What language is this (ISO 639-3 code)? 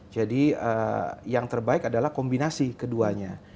ind